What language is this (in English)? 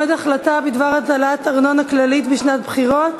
Hebrew